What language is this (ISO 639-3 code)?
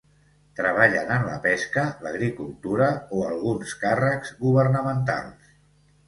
cat